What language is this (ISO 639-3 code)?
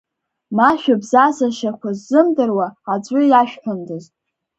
abk